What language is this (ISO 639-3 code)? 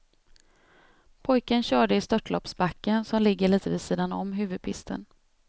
swe